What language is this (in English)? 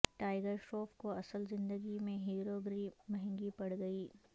Urdu